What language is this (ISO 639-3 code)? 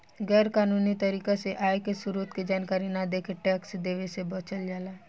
bho